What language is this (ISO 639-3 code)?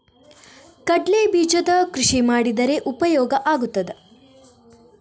kan